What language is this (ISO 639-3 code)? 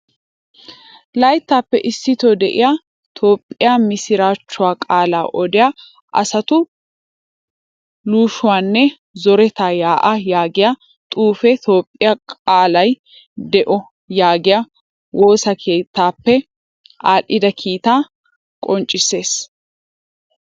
wal